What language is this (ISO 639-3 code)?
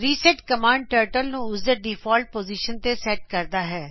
pan